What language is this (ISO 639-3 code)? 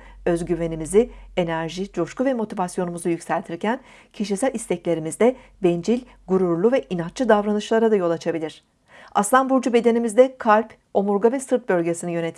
tur